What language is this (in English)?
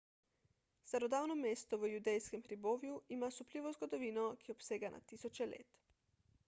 Slovenian